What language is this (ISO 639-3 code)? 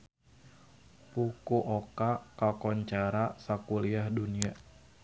sun